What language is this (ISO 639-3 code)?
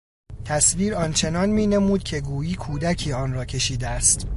fas